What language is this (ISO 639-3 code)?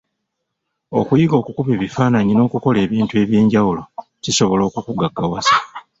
lug